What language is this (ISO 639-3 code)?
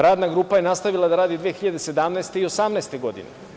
srp